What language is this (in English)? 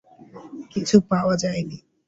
Bangla